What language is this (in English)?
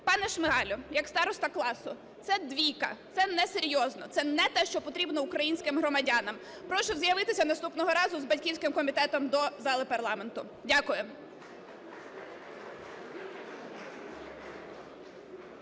Ukrainian